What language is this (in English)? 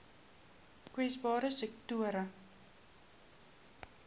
Afrikaans